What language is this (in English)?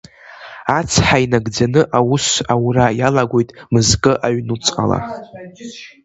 Abkhazian